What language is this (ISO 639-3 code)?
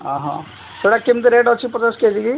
ori